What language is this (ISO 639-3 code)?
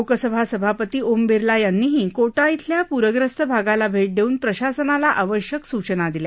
mar